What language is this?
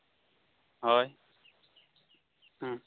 Santali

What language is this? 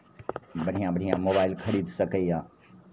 Maithili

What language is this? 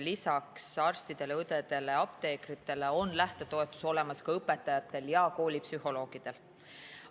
Estonian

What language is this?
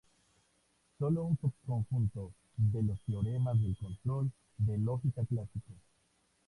Spanish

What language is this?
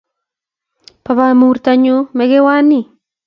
Kalenjin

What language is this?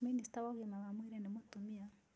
Kikuyu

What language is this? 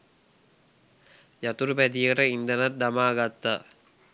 Sinhala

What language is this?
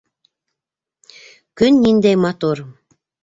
Bashkir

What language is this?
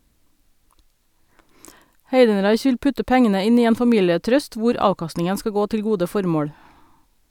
Norwegian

